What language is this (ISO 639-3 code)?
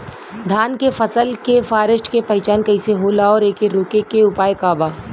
bho